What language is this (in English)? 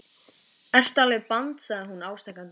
Icelandic